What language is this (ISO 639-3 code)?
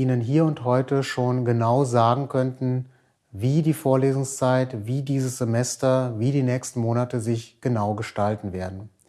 deu